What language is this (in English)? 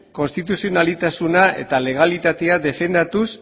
Basque